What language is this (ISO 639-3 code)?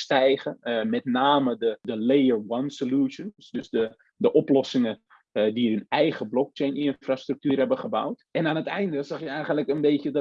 nld